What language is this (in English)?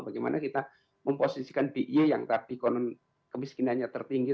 Indonesian